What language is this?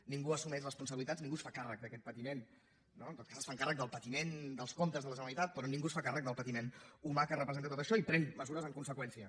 Catalan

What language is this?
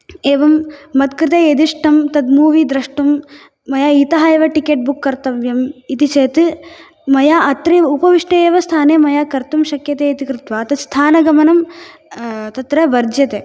Sanskrit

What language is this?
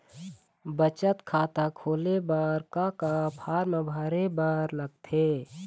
Chhattisgarhi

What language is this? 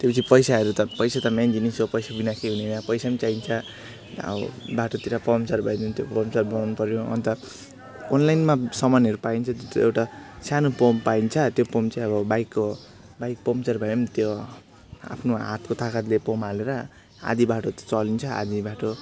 Nepali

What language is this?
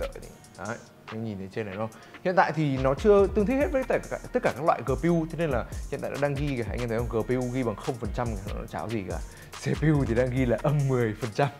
Vietnamese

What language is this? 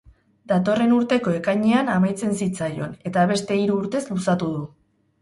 Basque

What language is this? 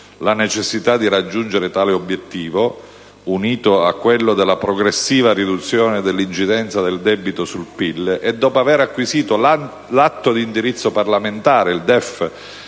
Italian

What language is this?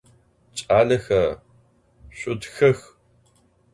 Adyghe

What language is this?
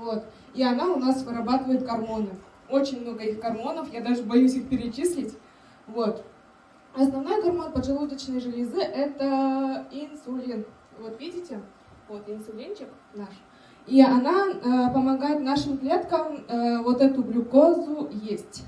Russian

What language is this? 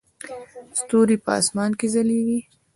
Pashto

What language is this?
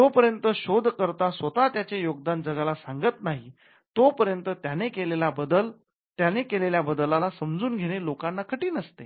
Marathi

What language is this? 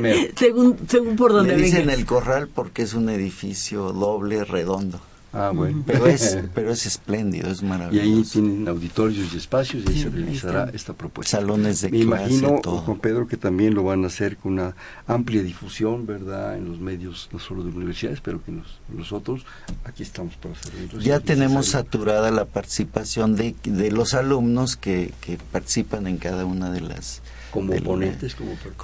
Spanish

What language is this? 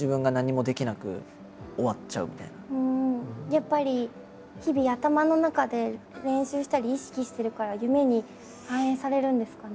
Japanese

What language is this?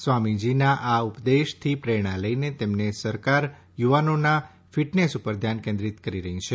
Gujarati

